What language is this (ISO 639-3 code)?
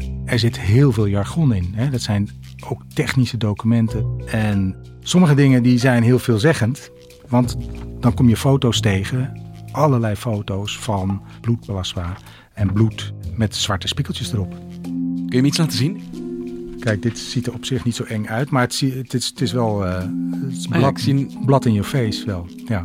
nld